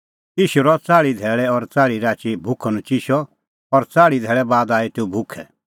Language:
Kullu Pahari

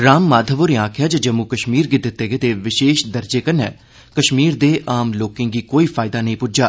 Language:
Dogri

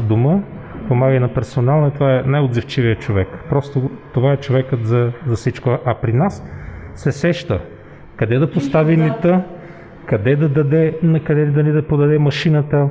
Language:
Bulgarian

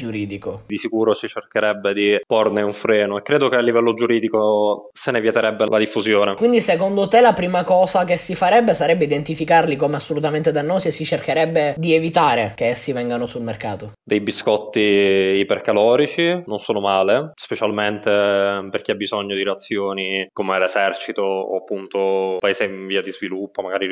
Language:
Italian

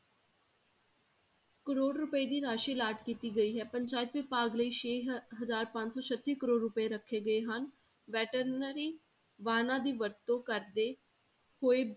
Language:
Punjabi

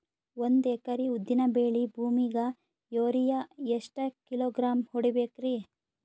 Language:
Kannada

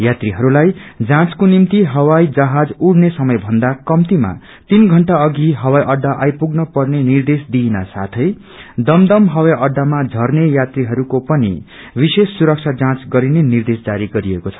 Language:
Nepali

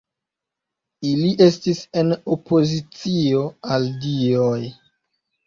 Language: Esperanto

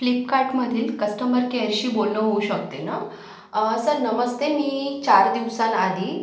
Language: Marathi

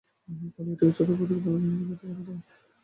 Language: Bangla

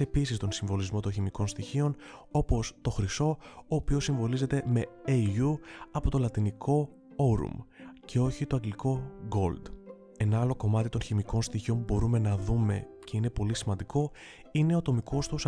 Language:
Greek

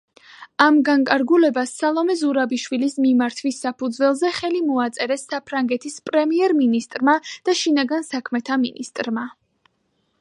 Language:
Georgian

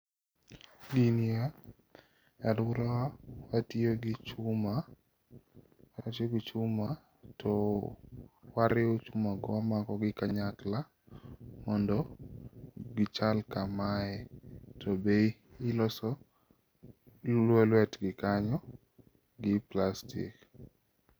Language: Luo (Kenya and Tanzania)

